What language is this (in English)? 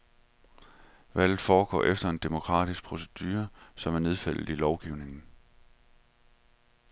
Danish